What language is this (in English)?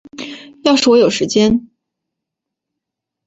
Chinese